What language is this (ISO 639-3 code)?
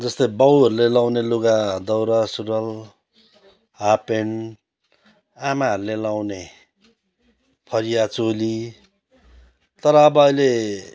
nep